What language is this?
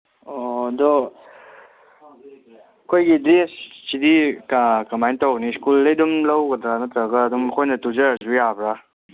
Manipuri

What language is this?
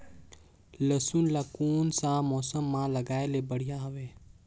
Chhattisgarhi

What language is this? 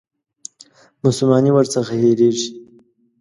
Pashto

